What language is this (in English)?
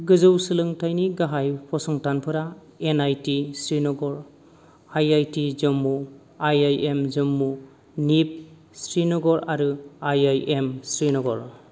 Bodo